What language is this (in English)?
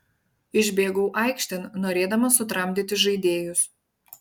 Lithuanian